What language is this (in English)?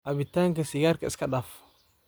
Somali